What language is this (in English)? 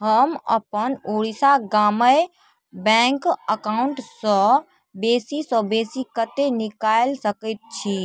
Maithili